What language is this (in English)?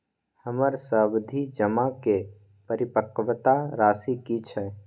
Maithili